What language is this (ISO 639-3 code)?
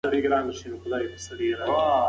pus